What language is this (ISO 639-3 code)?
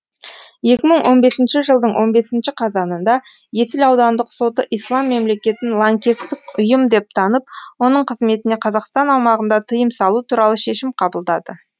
kaz